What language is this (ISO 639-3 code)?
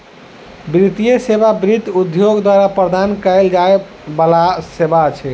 mai